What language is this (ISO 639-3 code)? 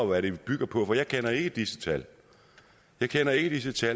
dan